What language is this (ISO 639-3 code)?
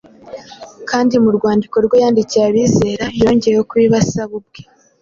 kin